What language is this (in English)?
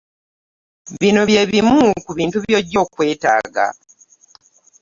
Ganda